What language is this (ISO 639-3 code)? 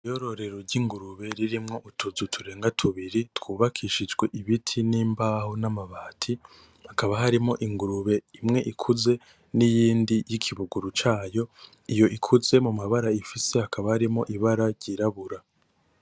run